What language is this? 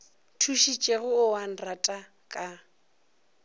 Northern Sotho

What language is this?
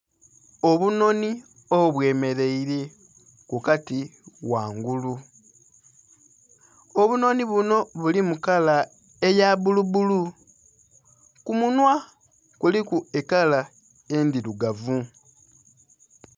Soga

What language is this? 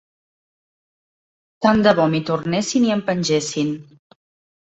Catalan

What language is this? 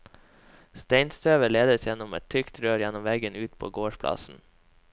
Norwegian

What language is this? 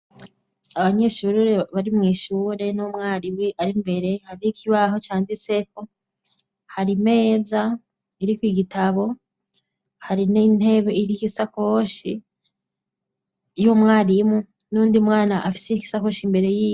Rundi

